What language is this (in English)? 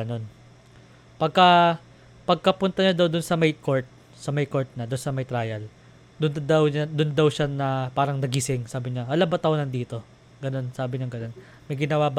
Filipino